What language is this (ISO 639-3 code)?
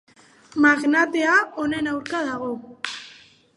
eus